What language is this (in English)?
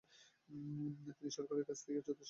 Bangla